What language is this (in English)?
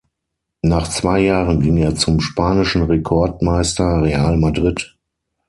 German